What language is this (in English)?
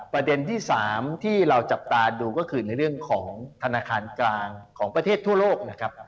Thai